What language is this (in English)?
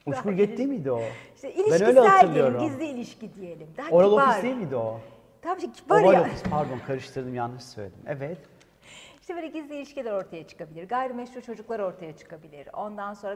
Turkish